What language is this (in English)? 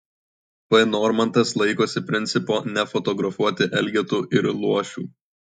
Lithuanian